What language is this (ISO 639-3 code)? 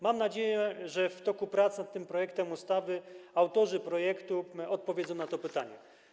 pol